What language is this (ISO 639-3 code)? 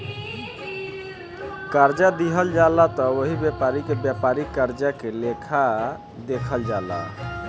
bho